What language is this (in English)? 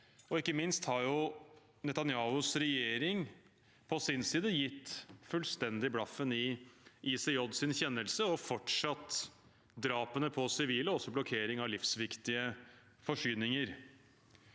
Norwegian